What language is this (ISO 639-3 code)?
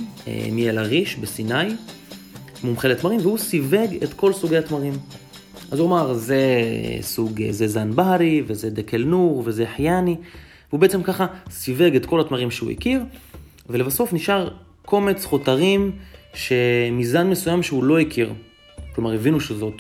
heb